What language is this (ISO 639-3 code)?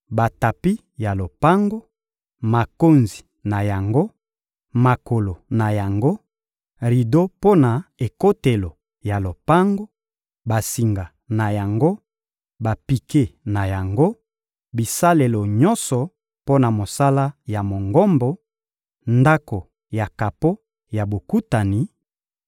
lin